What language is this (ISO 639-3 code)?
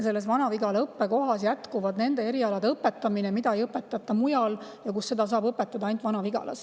est